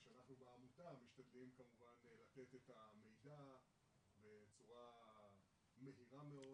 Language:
Hebrew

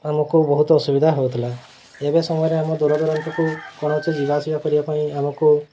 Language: Odia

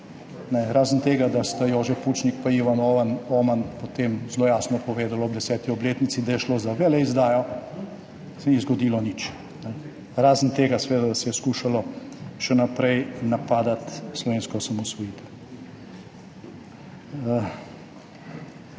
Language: Slovenian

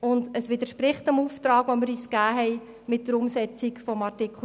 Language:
Swiss German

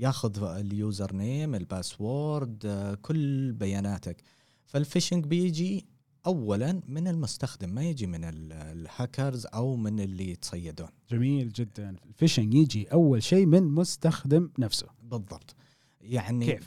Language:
Arabic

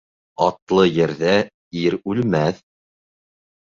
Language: Bashkir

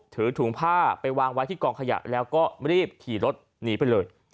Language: Thai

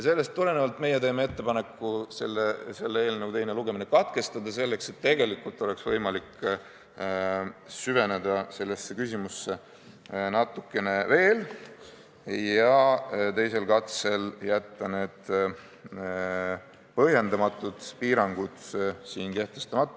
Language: Estonian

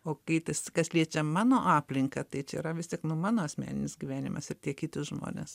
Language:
Lithuanian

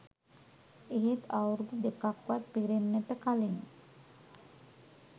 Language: Sinhala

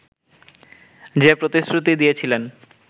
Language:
Bangla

